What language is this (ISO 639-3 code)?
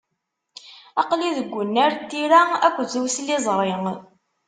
kab